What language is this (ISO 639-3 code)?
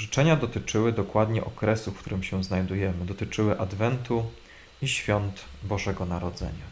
pol